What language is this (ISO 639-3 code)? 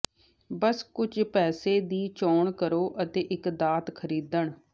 pan